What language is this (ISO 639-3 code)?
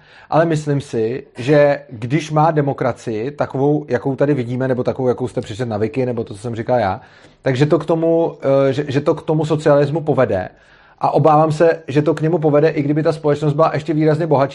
ces